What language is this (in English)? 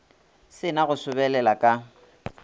Northern Sotho